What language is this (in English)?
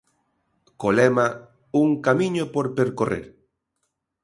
Galician